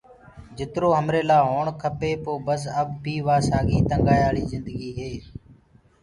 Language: Gurgula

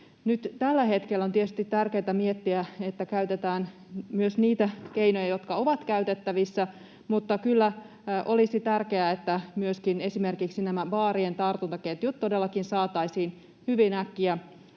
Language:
Finnish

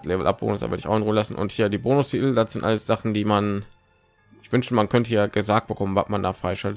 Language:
German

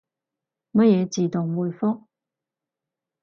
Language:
Cantonese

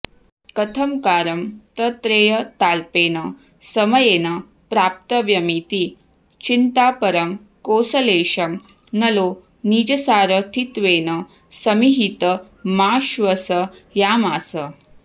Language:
Sanskrit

